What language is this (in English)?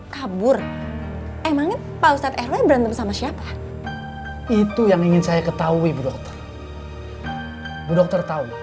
Indonesian